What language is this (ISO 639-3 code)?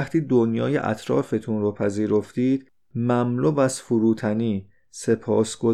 fas